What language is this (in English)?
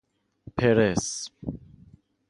Persian